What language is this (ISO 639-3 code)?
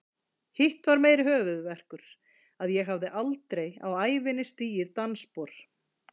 isl